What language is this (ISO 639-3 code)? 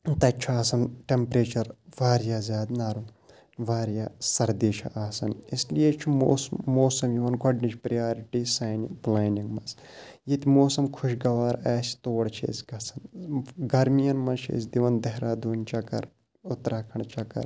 kas